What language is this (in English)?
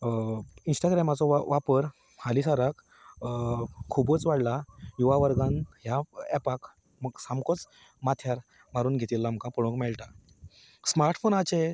Konkani